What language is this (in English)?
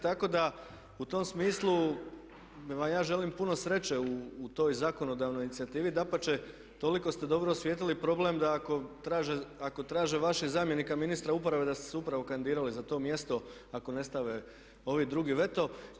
Croatian